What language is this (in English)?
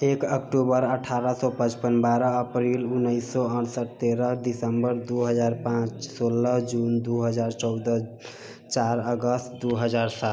Maithili